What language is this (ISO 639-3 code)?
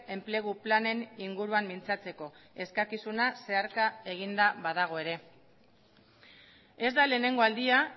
eus